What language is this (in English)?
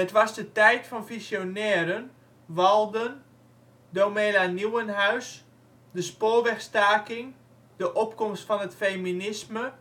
Dutch